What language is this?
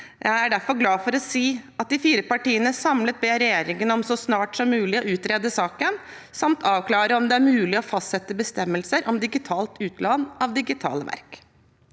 Norwegian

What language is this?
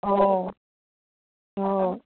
Assamese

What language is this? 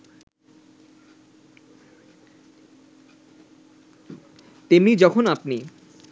Bangla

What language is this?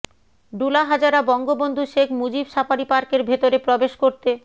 Bangla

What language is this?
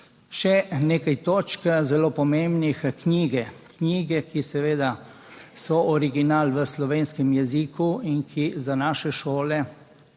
Slovenian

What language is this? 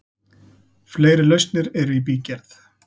Icelandic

